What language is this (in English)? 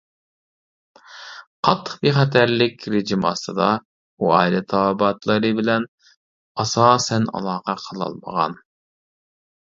Uyghur